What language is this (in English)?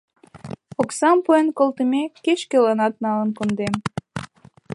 Mari